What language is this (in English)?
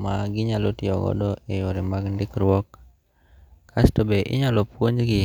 Luo (Kenya and Tanzania)